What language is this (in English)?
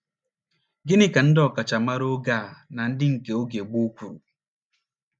Igbo